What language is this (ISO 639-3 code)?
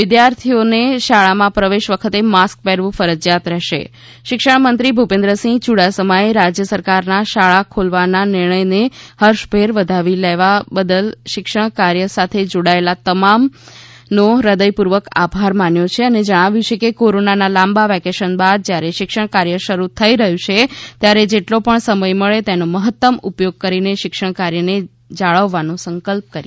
guj